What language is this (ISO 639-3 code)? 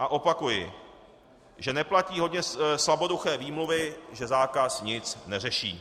ces